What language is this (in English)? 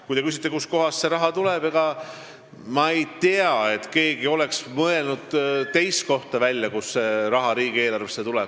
Estonian